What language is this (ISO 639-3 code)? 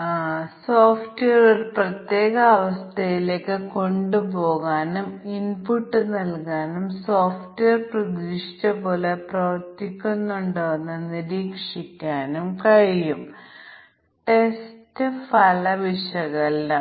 mal